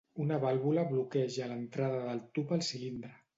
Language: Catalan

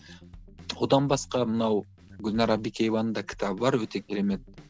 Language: Kazakh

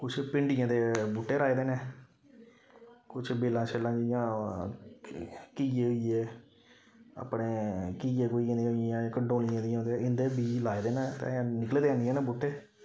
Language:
Dogri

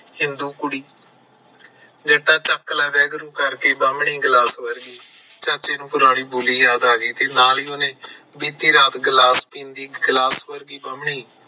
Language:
Punjabi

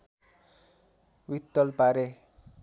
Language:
Nepali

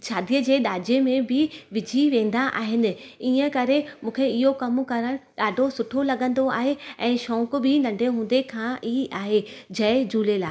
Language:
Sindhi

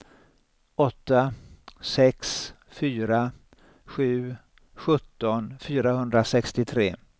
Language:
Swedish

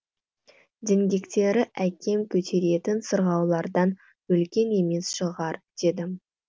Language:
Kazakh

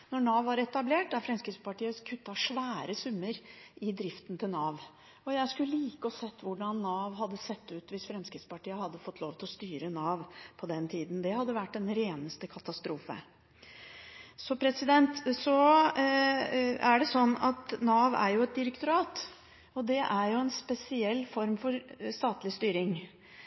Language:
Norwegian Bokmål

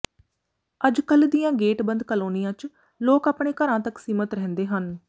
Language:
Punjabi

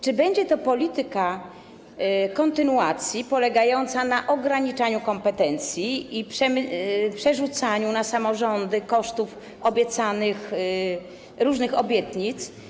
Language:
Polish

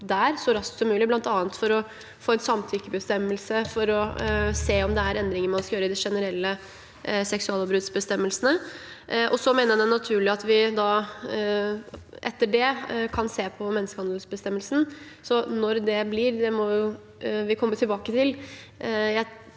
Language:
Norwegian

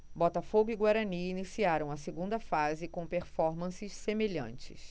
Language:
Portuguese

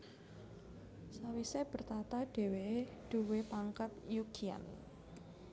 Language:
Javanese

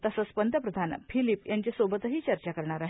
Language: Marathi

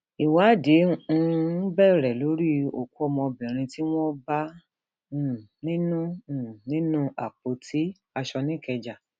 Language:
Yoruba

